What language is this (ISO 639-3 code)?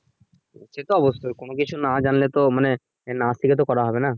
ben